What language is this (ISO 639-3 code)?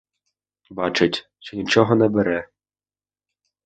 ukr